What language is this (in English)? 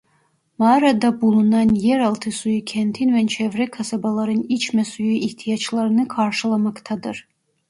Turkish